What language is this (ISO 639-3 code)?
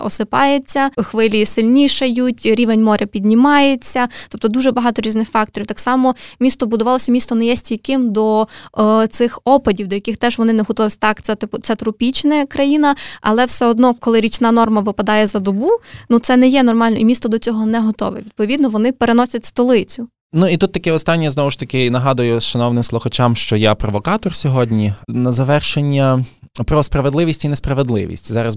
ukr